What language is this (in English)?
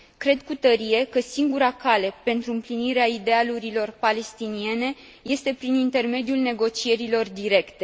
Romanian